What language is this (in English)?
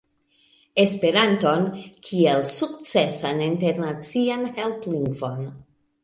Esperanto